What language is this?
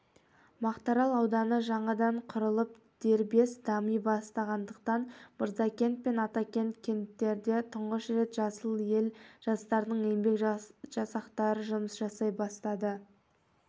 Kazakh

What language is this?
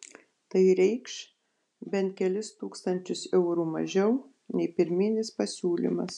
Lithuanian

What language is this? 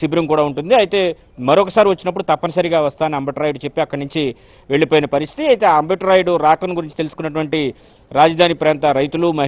Arabic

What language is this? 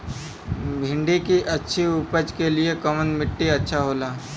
Bhojpuri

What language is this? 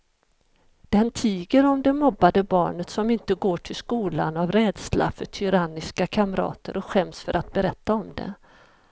Swedish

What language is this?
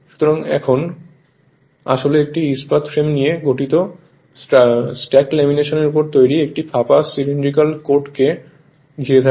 Bangla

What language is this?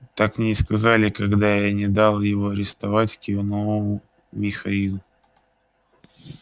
Russian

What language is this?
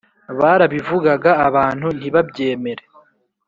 Kinyarwanda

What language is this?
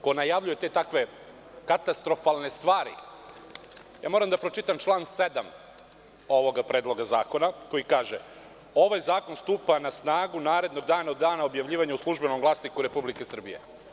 Serbian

